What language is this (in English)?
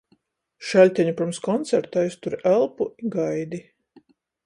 Latgalian